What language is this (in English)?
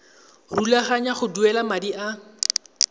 Tswana